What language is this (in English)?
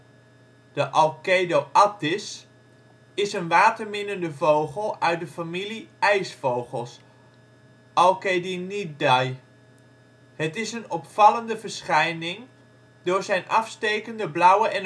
Dutch